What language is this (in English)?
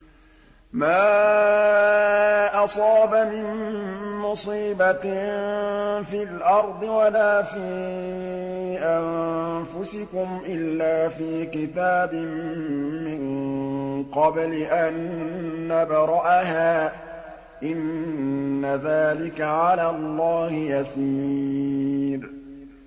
Arabic